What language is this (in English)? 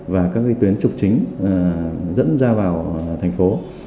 Vietnamese